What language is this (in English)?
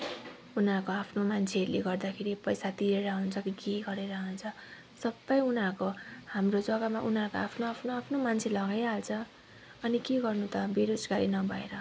Nepali